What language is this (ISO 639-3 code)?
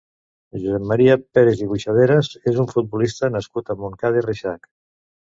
cat